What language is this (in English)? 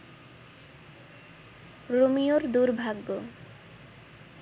Bangla